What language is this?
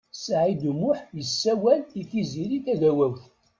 Kabyle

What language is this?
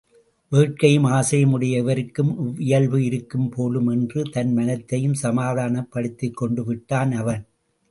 Tamil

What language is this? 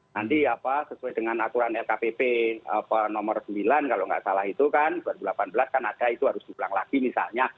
Indonesian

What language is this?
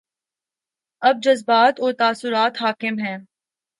Urdu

